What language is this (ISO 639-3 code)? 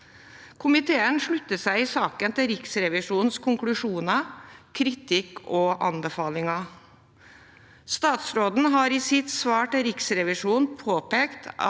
nor